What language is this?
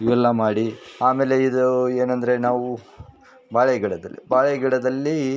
Kannada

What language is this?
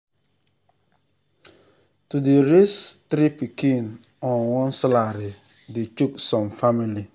Nigerian Pidgin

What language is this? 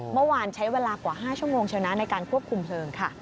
Thai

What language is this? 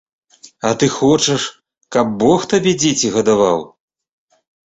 Belarusian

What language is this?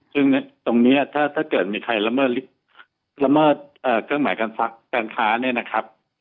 Thai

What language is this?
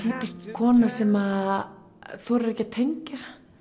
Icelandic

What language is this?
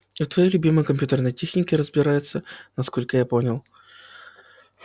Russian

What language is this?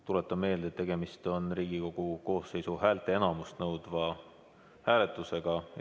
Estonian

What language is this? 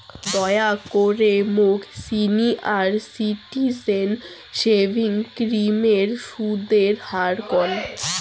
Bangla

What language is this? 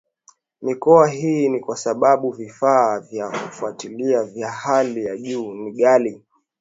Swahili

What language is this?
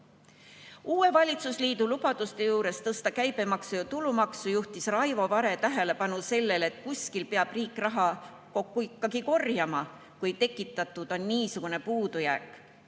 Estonian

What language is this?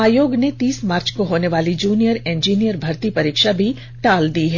Hindi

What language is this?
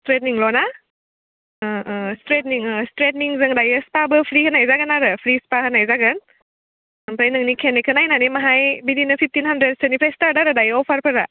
Bodo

